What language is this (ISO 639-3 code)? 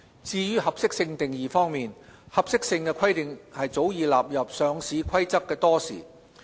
yue